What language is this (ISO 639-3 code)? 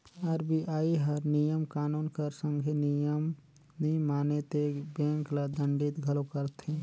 hne